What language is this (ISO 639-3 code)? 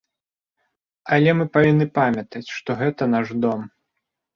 bel